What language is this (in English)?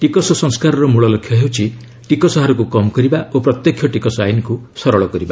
Odia